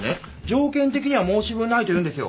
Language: Japanese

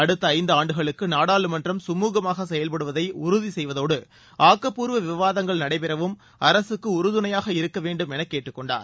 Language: Tamil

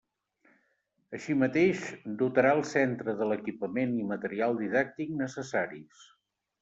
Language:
Catalan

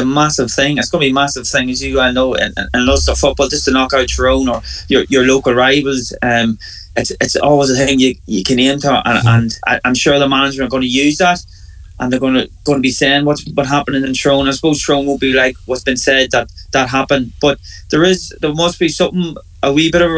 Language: English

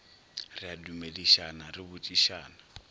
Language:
Northern Sotho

